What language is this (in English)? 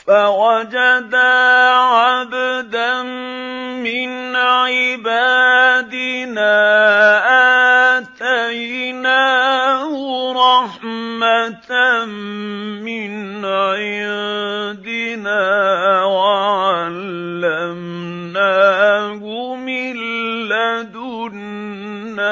Arabic